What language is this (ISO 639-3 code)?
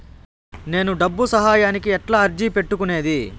tel